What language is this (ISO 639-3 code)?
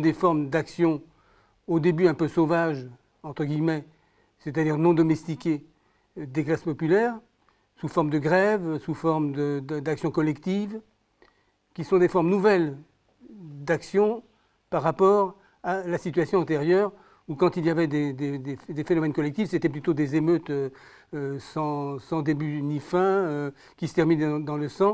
fra